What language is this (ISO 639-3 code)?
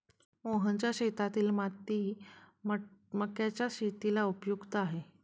mar